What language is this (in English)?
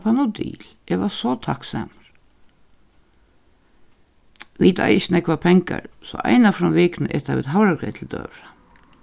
Faroese